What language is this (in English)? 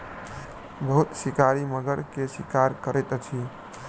Maithili